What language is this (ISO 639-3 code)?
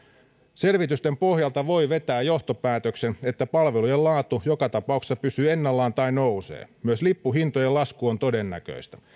fin